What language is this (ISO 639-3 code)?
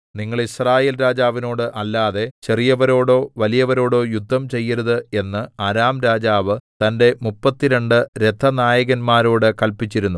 mal